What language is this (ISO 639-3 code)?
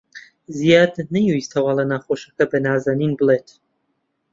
ckb